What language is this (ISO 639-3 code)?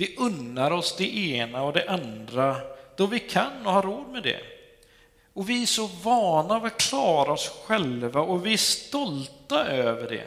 swe